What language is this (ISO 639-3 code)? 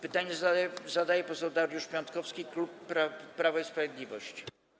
pol